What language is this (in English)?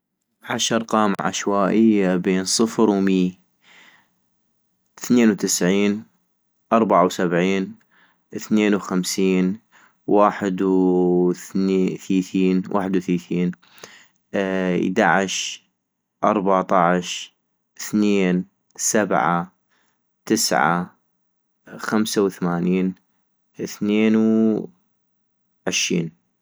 North Mesopotamian Arabic